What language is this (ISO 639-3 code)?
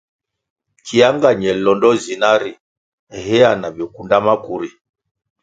nmg